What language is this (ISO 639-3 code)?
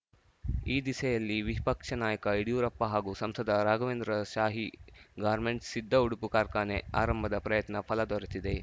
kan